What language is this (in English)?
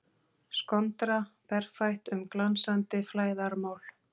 Icelandic